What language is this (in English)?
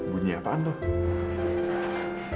Indonesian